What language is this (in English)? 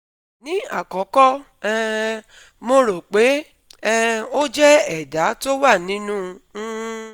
Yoruba